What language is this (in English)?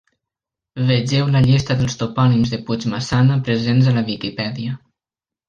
Catalan